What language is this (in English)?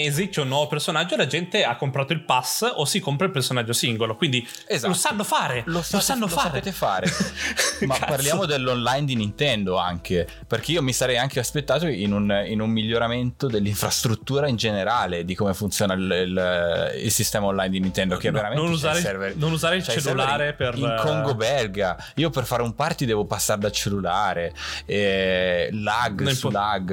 Italian